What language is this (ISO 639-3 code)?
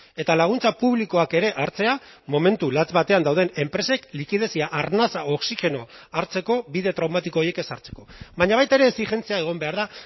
eus